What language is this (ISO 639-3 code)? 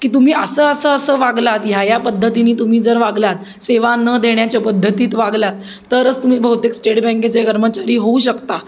mar